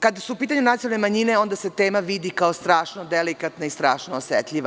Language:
Serbian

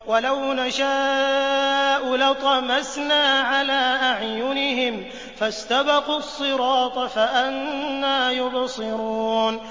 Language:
Arabic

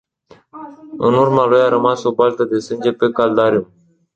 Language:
Romanian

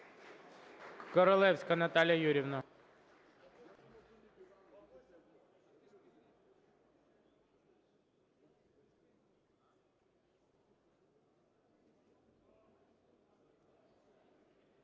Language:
Ukrainian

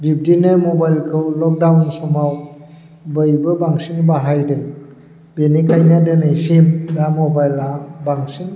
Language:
Bodo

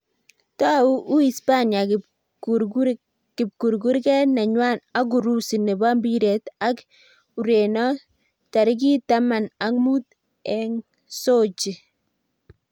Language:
Kalenjin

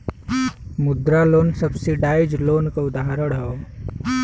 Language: Bhojpuri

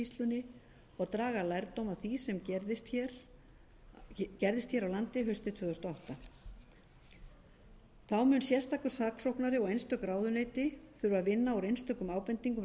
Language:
Icelandic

